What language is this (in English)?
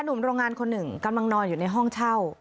Thai